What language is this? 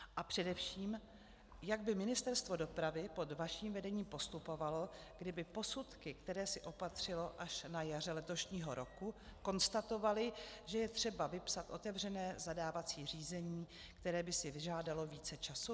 Czech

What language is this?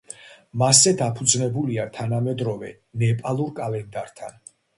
Georgian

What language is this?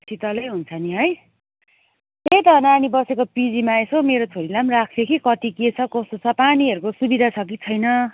Nepali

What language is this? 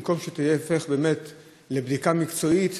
Hebrew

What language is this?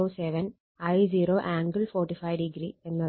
Malayalam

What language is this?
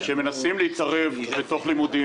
Hebrew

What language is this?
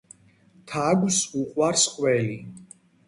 Georgian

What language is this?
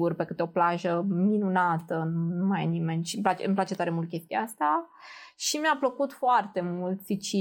Romanian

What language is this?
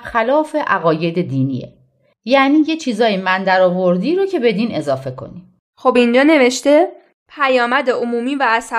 Persian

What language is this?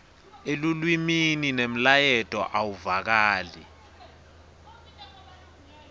Swati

